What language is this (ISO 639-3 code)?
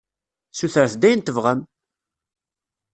kab